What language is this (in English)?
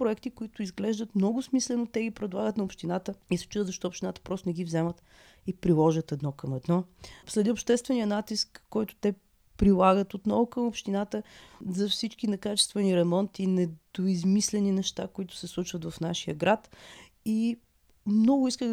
Bulgarian